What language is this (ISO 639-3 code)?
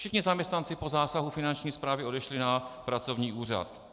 ces